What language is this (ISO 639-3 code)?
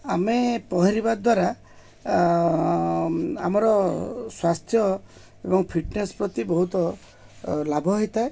ori